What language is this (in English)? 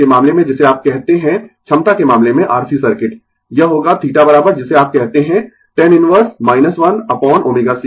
Hindi